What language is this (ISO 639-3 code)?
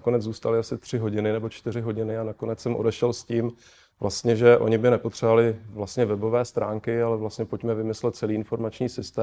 ces